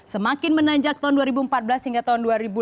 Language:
Indonesian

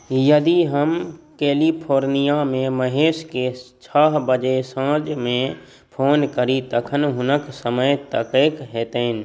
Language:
Maithili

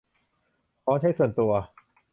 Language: Thai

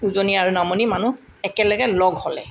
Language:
Assamese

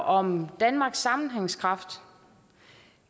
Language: Danish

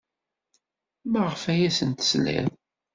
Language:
Kabyle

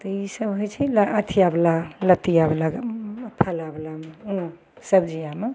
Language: Maithili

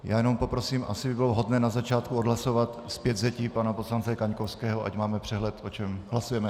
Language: Czech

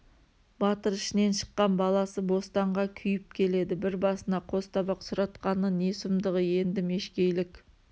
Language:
Kazakh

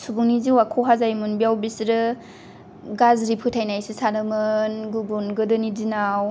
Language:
Bodo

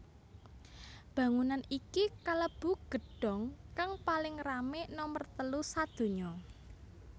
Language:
Javanese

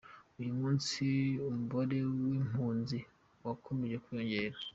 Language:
Kinyarwanda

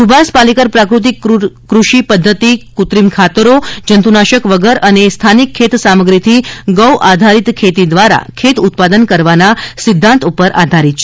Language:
Gujarati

